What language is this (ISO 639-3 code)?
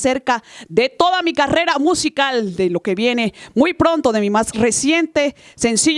spa